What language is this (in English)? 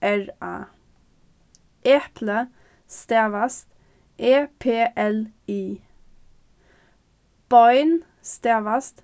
Faroese